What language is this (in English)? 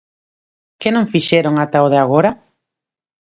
Galician